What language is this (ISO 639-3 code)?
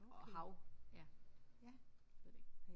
dan